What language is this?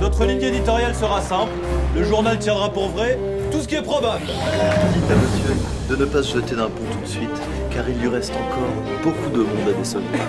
French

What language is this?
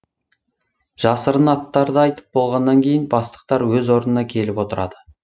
Kazakh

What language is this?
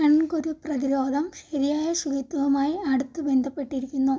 Malayalam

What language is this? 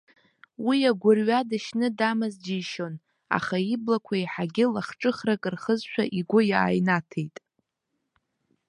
Abkhazian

